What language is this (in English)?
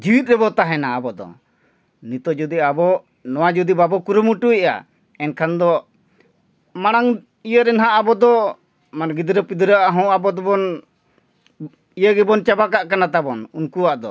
Santali